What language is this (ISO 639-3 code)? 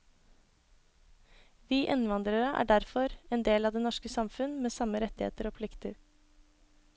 nor